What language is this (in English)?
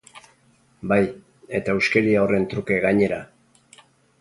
Basque